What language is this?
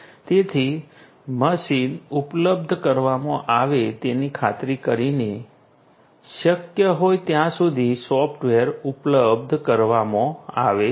Gujarati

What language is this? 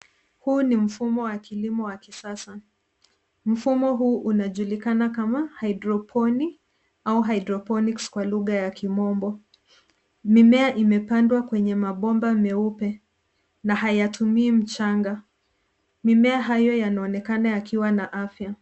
Swahili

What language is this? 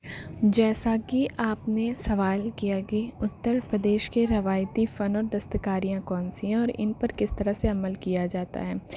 Urdu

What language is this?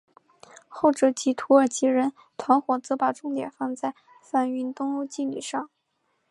Chinese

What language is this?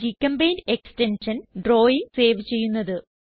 Malayalam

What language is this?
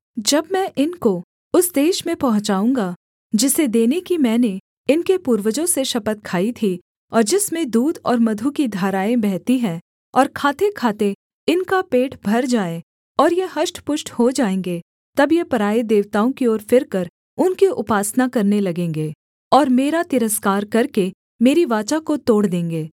Hindi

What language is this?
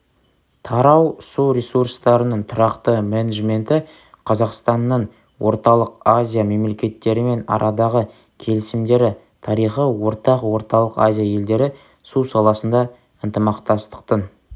Kazakh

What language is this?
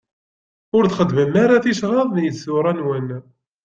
Kabyle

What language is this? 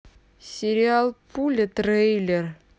Russian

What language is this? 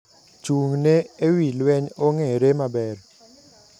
Luo (Kenya and Tanzania)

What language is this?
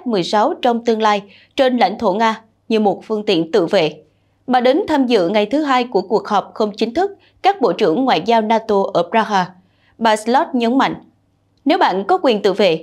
Vietnamese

